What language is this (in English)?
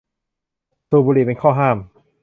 Thai